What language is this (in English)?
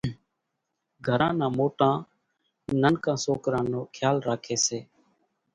Kachi Koli